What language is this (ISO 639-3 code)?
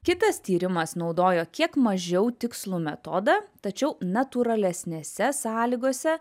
lit